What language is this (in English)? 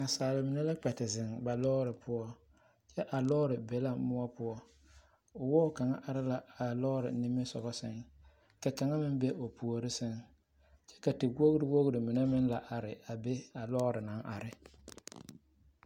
Southern Dagaare